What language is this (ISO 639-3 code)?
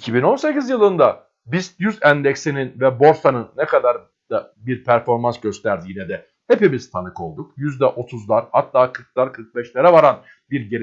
tur